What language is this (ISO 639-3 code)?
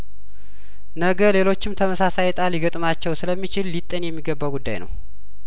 amh